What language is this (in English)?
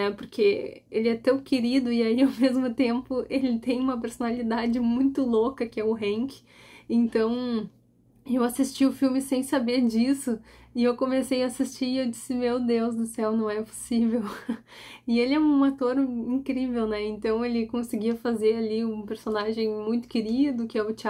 Portuguese